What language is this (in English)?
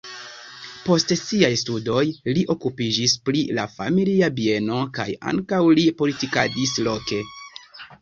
Esperanto